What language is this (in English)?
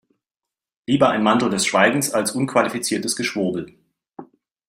German